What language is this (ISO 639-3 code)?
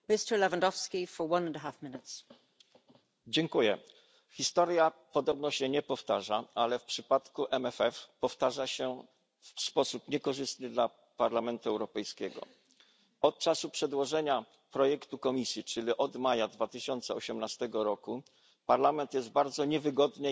pol